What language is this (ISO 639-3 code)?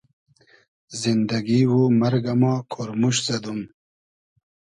haz